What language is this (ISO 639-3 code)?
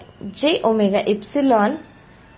mar